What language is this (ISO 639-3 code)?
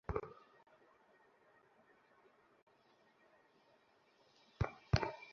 ben